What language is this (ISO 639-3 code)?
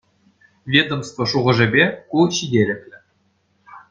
chv